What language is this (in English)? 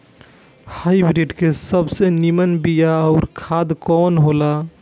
Bhojpuri